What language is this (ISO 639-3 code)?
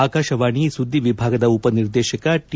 kan